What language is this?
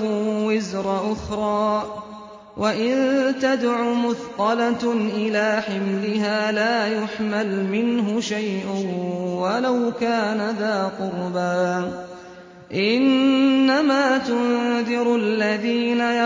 Arabic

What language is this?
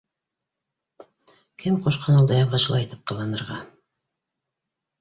Bashkir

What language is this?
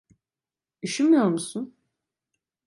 Turkish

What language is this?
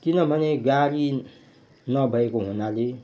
Nepali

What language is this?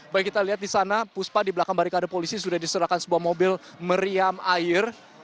Indonesian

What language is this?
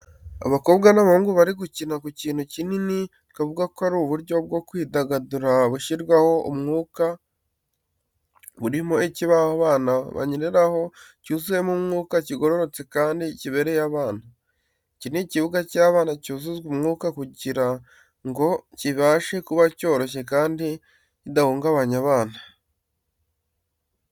Kinyarwanda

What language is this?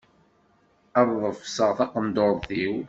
Kabyle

